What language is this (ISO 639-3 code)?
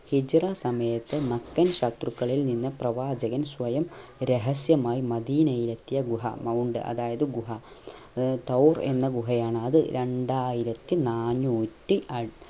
mal